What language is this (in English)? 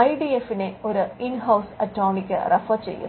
Malayalam